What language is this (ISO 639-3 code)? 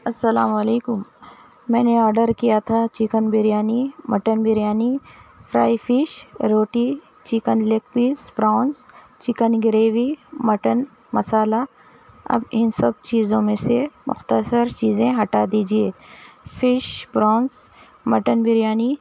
urd